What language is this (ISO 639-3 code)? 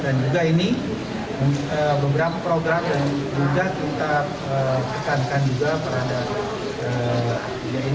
ind